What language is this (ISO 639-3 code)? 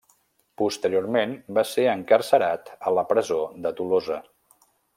cat